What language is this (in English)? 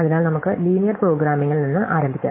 Malayalam